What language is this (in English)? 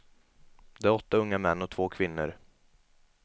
Swedish